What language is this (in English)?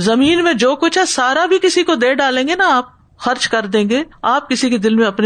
Urdu